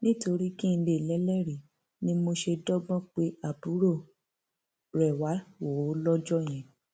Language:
Yoruba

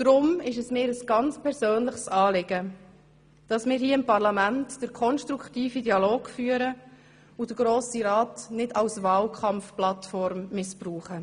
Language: Swiss German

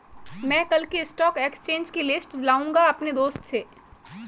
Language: Hindi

